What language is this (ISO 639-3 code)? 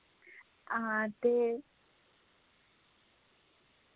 doi